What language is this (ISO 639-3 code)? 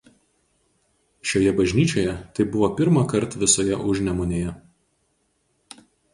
lit